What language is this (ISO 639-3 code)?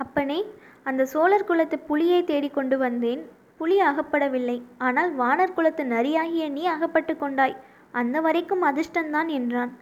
tam